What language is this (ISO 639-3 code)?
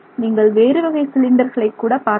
tam